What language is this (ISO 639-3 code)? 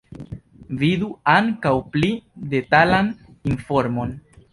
epo